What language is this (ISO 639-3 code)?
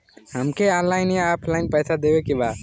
bho